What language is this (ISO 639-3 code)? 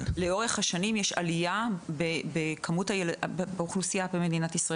heb